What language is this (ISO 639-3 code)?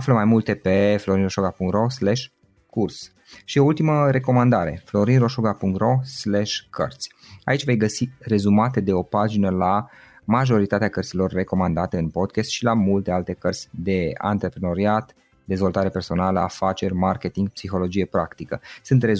ron